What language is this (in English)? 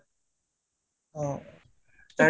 Assamese